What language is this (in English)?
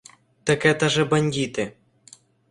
Ukrainian